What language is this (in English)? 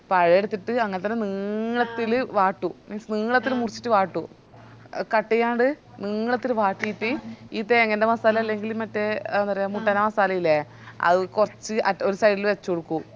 Malayalam